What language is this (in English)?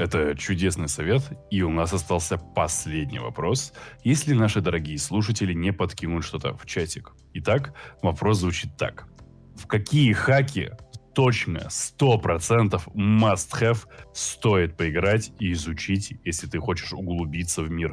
Russian